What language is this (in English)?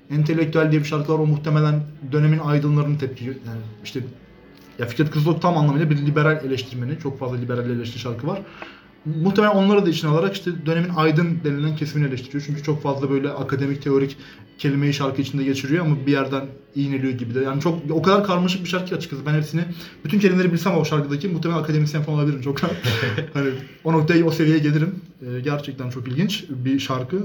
Turkish